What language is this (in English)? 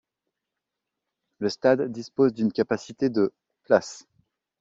French